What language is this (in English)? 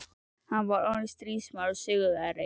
Icelandic